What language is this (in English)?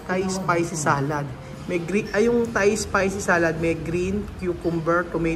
Filipino